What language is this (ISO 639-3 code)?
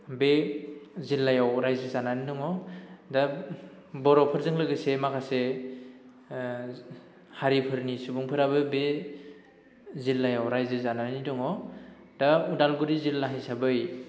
brx